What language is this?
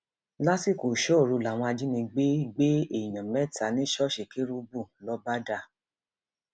Yoruba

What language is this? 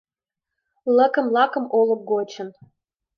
Mari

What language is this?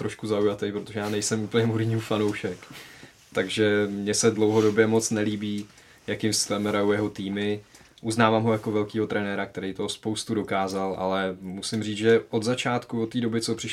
Czech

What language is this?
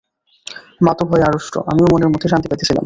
Bangla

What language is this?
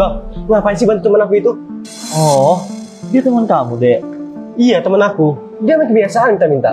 Indonesian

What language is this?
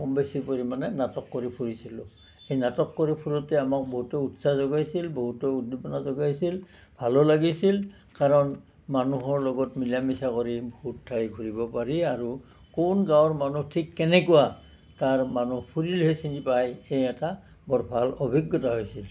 Assamese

